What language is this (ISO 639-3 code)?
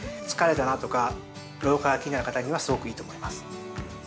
jpn